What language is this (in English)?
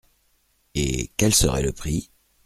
French